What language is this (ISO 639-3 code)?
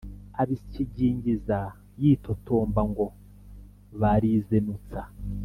kin